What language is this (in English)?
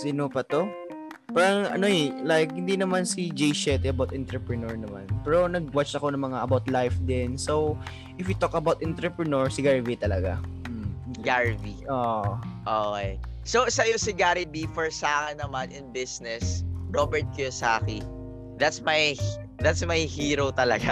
Filipino